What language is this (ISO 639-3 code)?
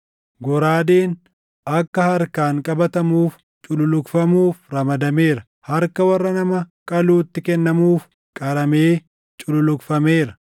orm